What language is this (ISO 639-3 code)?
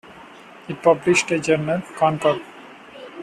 eng